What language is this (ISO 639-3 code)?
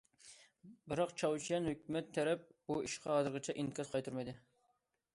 uig